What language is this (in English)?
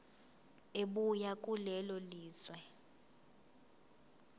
Zulu